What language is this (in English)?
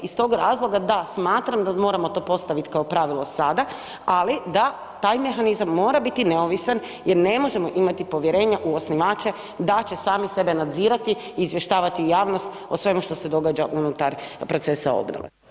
Croatian